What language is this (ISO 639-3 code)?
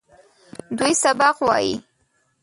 pus